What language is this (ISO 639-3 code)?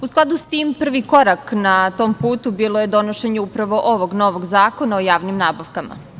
srp